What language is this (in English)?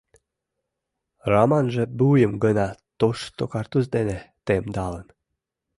Mari